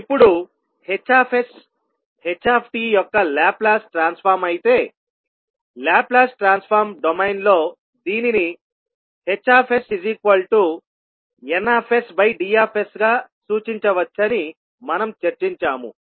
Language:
Telugu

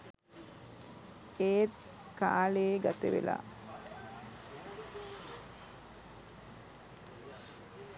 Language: Sinhala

